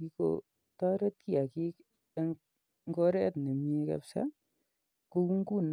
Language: Kalenjin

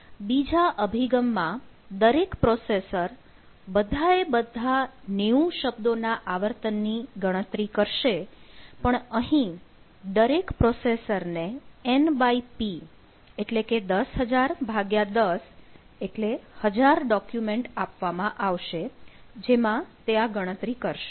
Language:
Gujarati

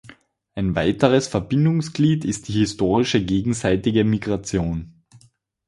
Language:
German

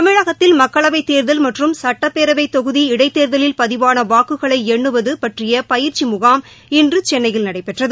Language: Tamil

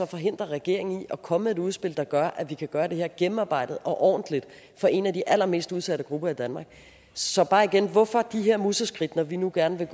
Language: Danish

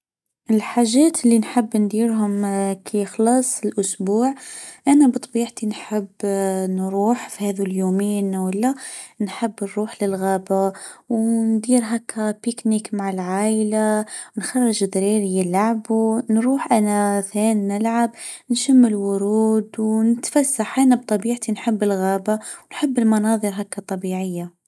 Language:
Tunisian Arabic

